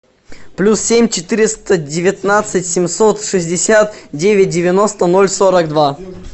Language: Russian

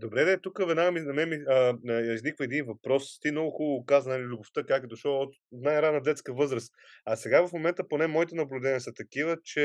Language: Bulgarian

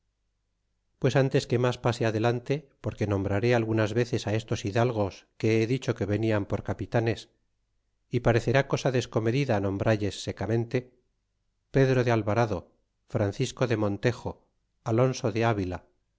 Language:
Spanish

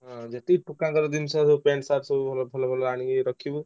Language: Odia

